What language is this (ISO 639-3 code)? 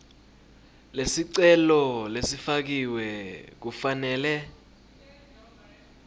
ssw